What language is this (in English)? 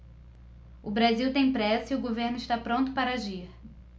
Portuguese